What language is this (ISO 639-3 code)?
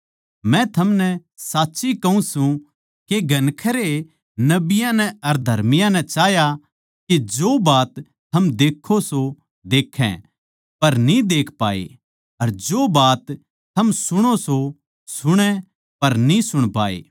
bgc